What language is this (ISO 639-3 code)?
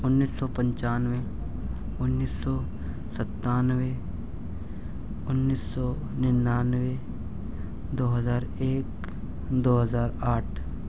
urd